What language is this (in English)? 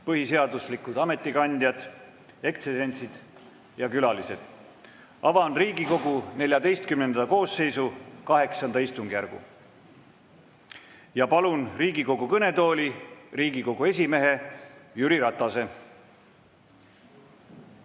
Estonian